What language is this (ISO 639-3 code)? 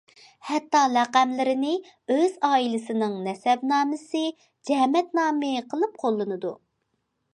uig